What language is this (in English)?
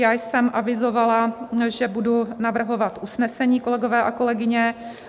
Czech